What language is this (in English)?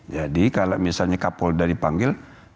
Indonesian